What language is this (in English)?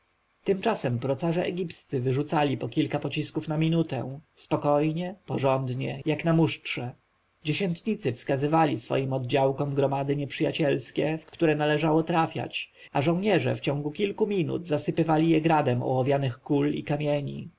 Polish